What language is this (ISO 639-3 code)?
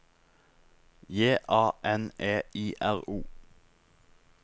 nor